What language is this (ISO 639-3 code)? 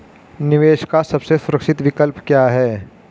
hin